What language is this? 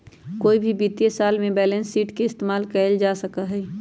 Magahi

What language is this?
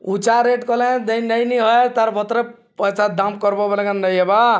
Odia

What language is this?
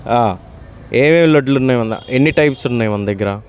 Telugu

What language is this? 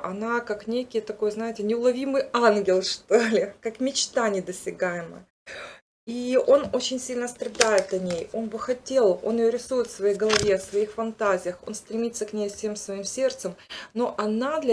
Russian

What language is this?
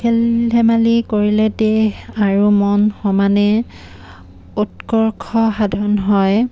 Assamese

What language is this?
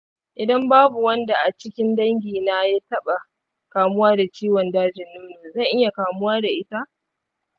Hausa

